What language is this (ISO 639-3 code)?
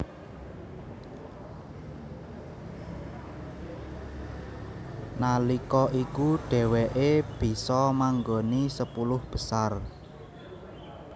jav